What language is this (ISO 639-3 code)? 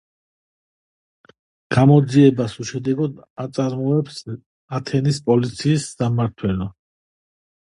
kat